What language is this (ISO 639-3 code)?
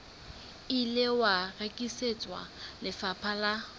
sot